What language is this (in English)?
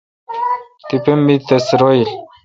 Kalkoti